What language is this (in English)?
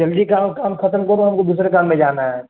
Urdu